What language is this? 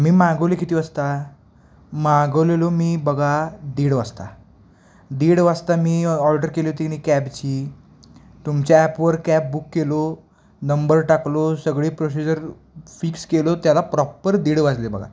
Marathi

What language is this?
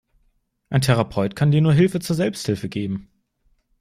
German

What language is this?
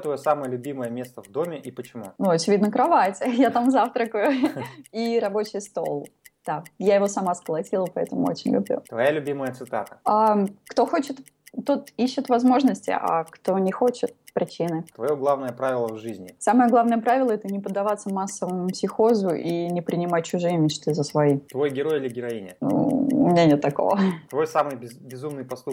Russian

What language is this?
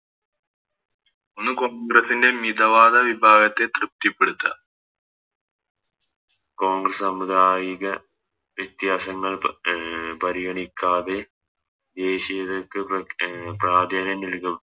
Malayalam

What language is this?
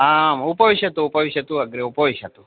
Sanskrit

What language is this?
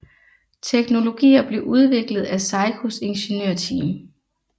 Danish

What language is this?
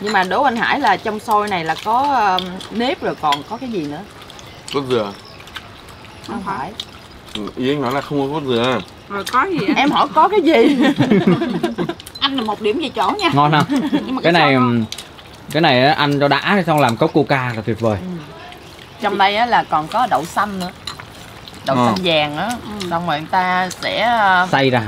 Vietnamese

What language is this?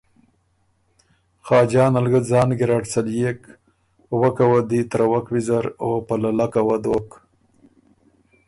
Ormuri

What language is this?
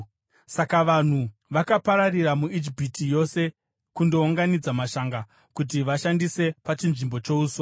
Shona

